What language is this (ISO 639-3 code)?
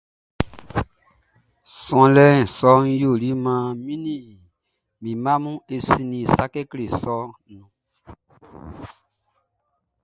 bci